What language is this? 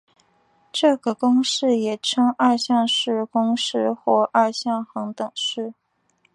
Chinese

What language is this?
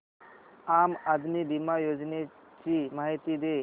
Marathi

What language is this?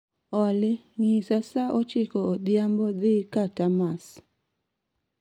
Luo (Kenya and Tanzania)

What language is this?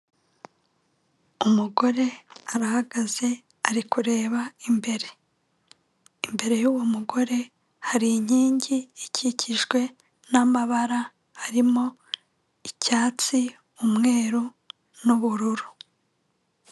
Kinyarwanda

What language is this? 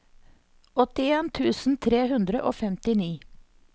Norwegian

